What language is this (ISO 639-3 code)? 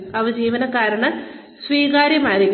mal